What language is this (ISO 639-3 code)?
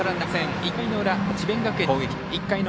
jpn